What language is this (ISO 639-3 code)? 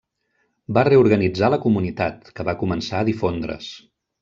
cat